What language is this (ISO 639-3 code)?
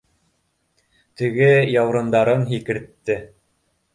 bak